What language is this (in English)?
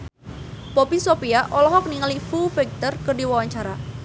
Sundanese